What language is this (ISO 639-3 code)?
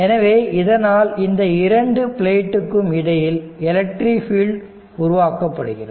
tam